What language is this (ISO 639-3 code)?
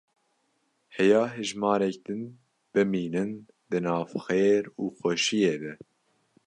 kur